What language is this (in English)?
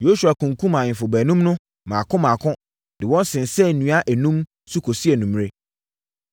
Akan